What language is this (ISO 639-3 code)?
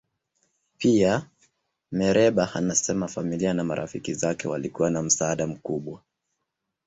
swa